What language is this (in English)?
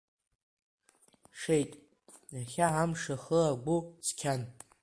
Abkhazian